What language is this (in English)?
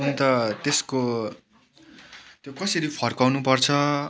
Nepali